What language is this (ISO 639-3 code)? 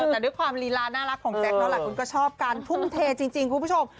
tha